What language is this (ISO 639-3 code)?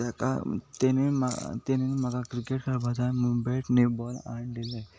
kok